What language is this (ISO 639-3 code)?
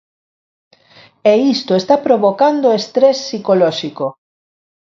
glg